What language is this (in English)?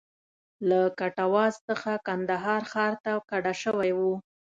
Pashto